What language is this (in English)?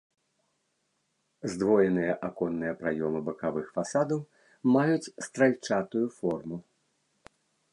Belarusian